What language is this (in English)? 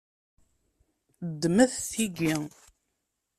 Kabyle